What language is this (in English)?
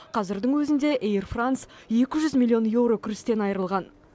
Kazakh